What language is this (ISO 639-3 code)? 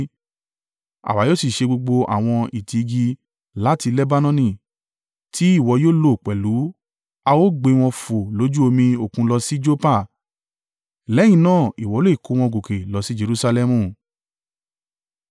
yor